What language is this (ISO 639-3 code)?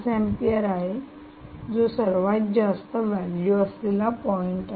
mar